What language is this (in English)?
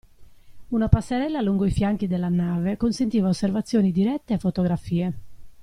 Italian